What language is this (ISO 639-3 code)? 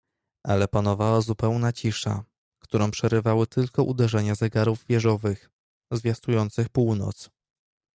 pol